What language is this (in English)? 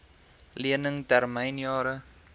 Afrikaans